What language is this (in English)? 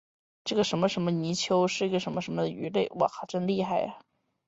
Chinese